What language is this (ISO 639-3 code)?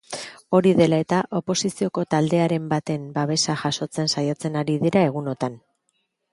eus